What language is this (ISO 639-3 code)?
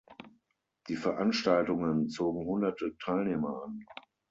deu